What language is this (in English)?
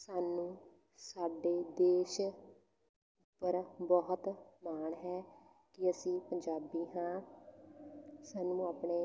Punjabi